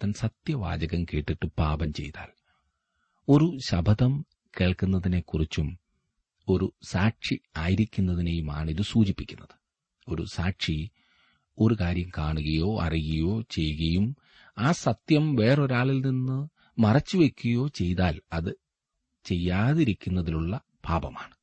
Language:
Malayalam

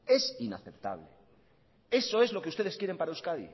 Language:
Spanish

